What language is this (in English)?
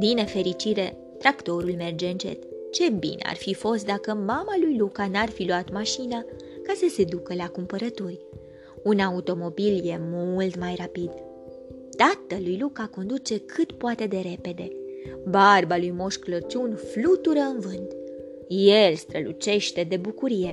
Romanian